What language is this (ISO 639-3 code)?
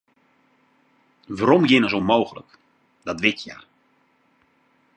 fry